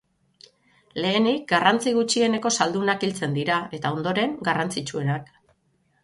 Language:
Basque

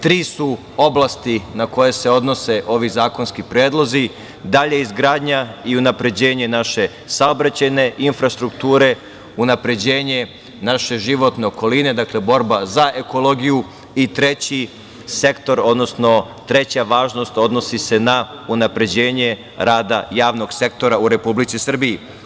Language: Serbian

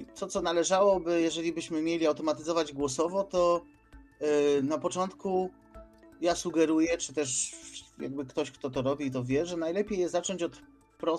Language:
Polish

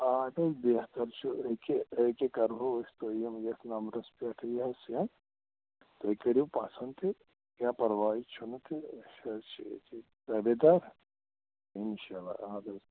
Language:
Kashmiri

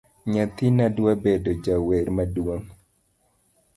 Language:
Luo (Kenya and Tanzania)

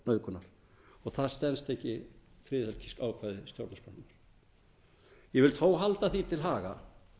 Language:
Icelandic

